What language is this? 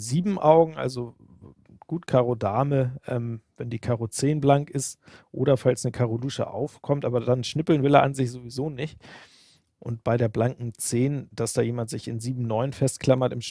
German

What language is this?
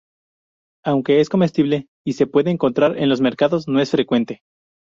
Spanish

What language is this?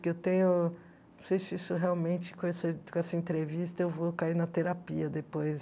Portuguese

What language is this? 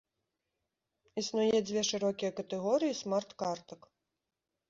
Belarusian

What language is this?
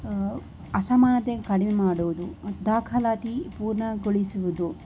Kannada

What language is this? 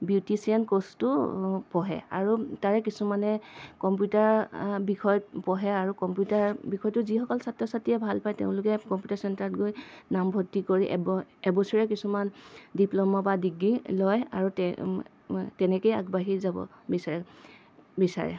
Assamese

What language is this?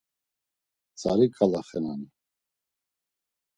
Laz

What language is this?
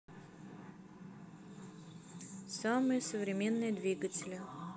Russian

